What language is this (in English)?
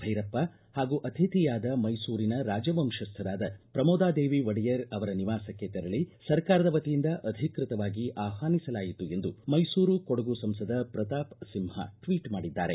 Kannada